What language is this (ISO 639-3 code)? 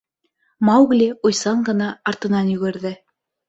bak